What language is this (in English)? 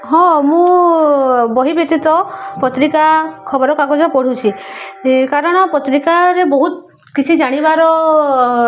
Odia